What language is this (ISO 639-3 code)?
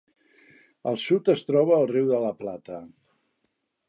cat